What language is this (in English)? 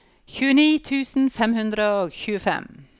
Norwegian